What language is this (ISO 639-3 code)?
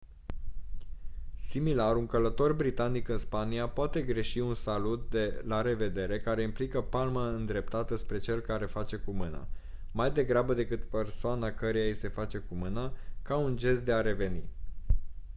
ron